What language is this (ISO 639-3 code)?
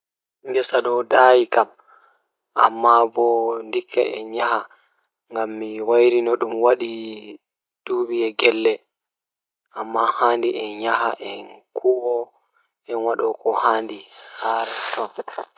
ful